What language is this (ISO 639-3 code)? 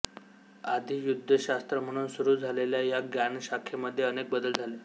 mar